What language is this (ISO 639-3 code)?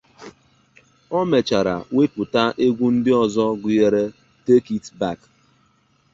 ibo